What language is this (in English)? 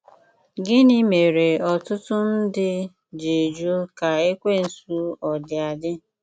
Igbo